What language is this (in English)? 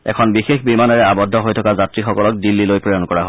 Assamese